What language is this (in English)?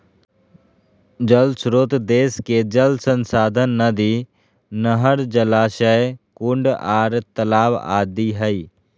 Magahi